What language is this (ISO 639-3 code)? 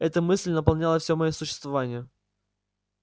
rus